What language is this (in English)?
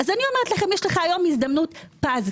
Hebrew